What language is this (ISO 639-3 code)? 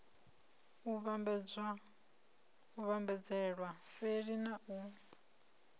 ven